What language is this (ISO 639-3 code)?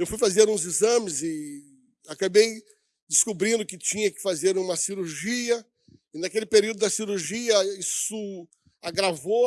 por